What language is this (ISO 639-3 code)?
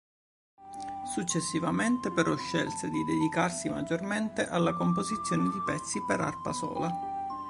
ita